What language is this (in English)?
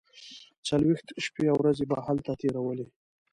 Pashto